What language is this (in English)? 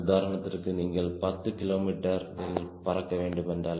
Tamil